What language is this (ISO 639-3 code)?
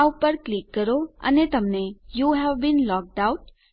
guj